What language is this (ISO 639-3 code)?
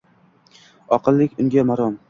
uzb